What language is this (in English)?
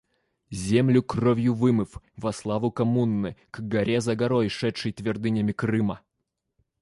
Russian